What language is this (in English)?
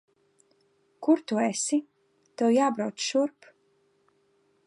Latvian